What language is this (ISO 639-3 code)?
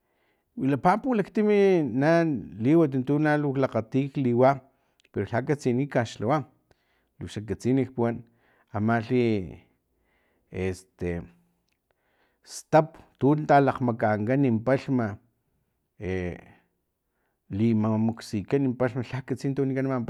tlp